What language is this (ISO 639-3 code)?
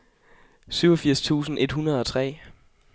dan